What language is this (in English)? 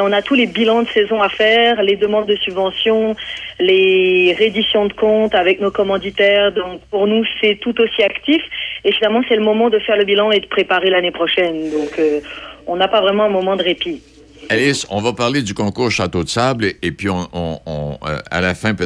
French